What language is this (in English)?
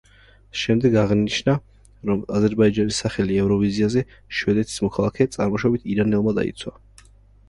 Georgian